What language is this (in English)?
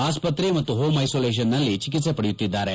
Kannada